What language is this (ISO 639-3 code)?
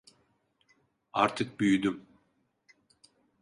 tur